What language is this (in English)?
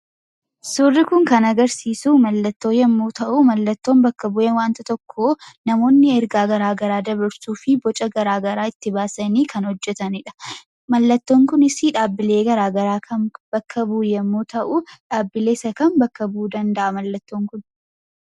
Oromo